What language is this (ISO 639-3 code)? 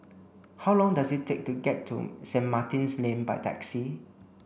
eng